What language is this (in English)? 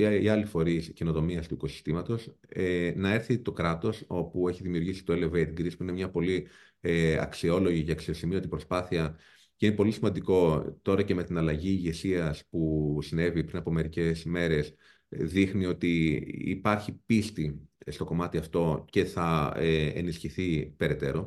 Greek